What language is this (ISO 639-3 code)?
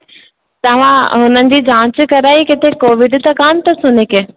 snd